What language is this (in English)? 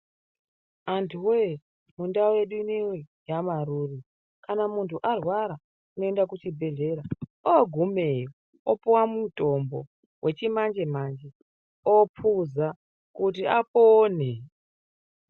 Ndau